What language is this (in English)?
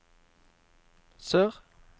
Norwegian